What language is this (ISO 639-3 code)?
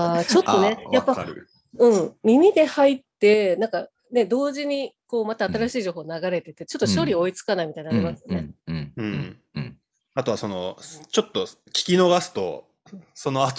jpn